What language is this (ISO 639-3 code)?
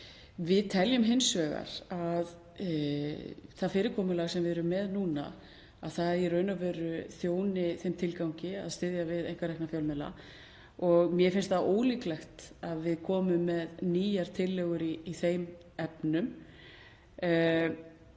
isl